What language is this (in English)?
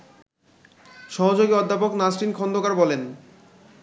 Bangla